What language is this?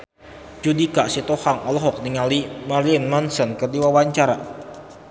Sundanese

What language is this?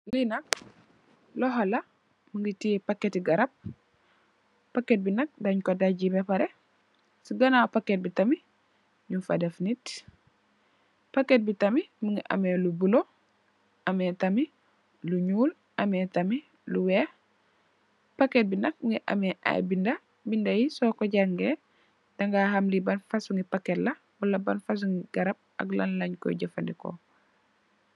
Wolof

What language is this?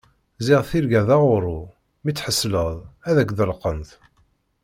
Kabyle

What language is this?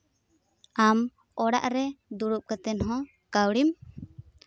Santali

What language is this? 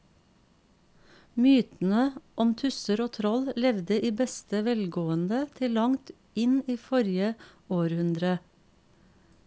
Norwegian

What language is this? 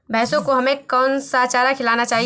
Hindi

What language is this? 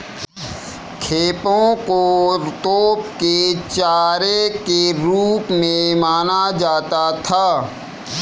Hindi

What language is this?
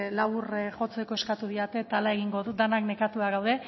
Basque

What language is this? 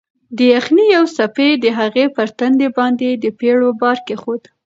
Pashto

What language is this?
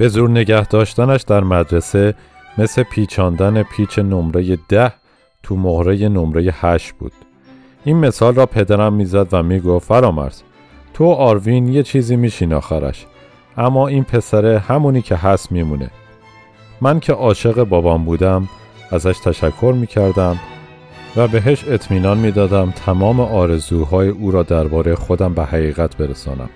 Persian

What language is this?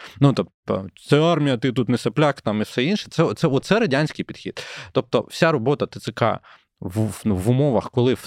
Ukrainian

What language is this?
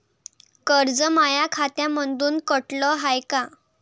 Marathi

